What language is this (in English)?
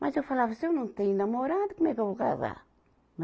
Portuguese